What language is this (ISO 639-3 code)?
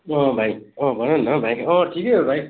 nep